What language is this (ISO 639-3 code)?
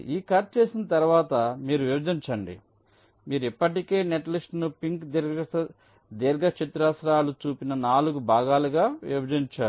tel